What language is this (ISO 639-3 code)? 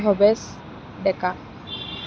asm